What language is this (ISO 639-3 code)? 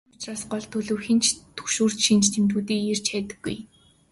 mon